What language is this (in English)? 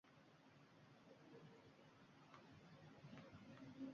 Uzbek